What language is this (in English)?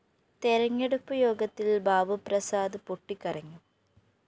Malayalam